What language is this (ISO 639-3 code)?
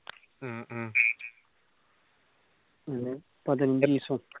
mal